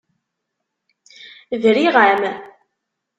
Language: Kabyle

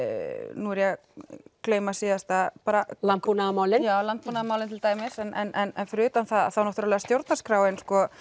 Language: Icelandic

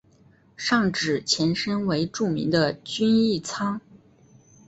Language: Chinese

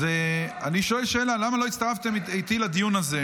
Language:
Hebrew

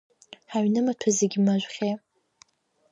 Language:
Abkhazian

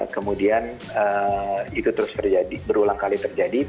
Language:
Indonesian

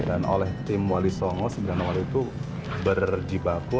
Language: Indonesian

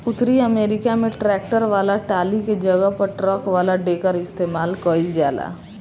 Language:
Bhojpuri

